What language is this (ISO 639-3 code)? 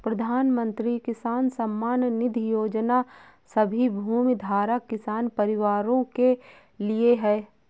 hin